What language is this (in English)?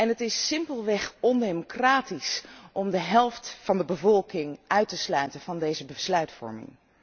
Dutch